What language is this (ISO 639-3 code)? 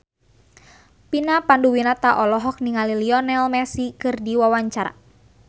sun